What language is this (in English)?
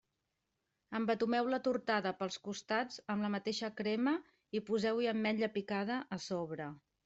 Catalan